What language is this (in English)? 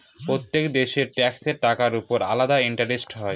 Bangla